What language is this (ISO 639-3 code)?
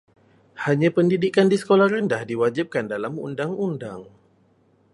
msa